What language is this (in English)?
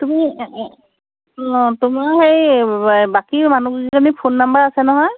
Assamese